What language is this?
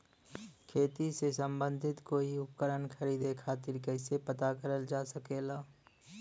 Bhojpuri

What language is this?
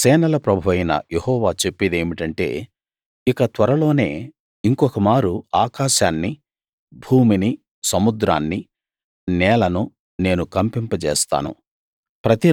Telugu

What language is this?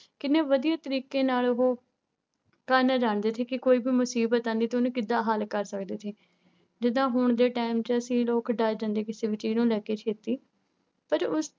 Punjabi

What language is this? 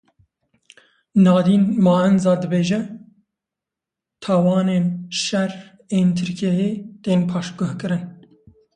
Kurdish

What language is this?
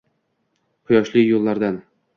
Uzbek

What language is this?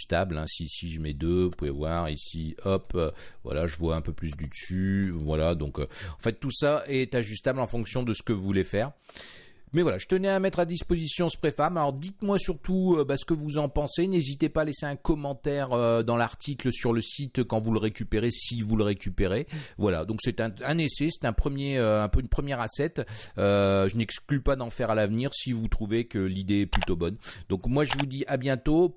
French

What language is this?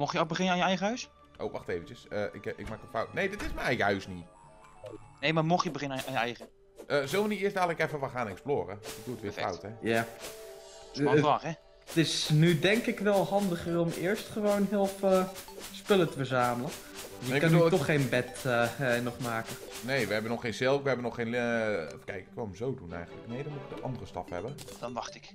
Dutch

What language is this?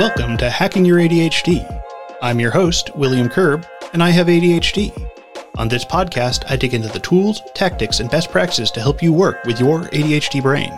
English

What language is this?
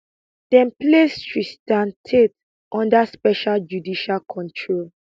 Nigerian Pidgin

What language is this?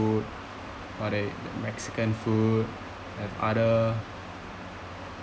English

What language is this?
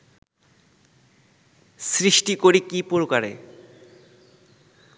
Bangla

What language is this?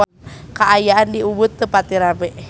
Sundanese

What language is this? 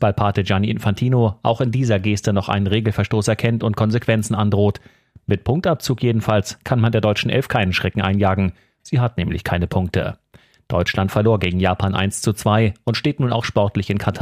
German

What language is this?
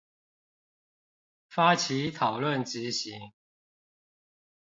Chinese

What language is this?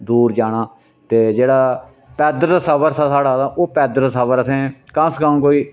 Dogri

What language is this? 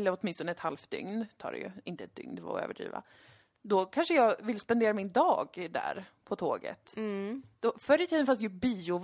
Swedish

